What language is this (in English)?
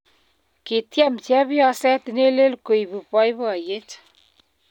Kalenjin